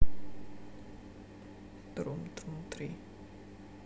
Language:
Russian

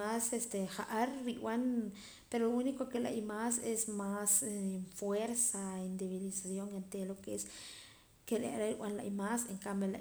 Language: Poqomam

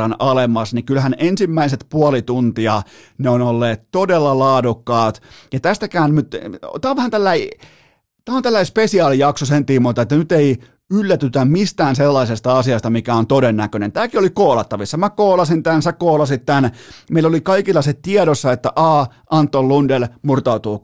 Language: Finnish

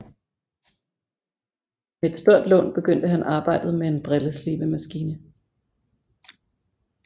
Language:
Danish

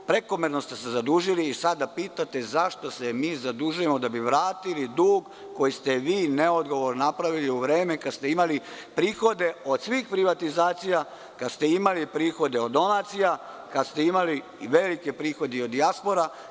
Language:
Serbian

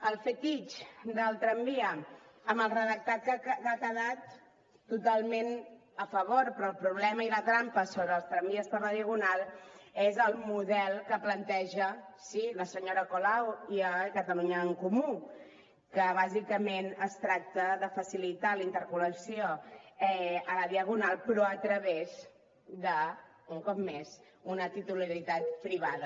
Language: Catalan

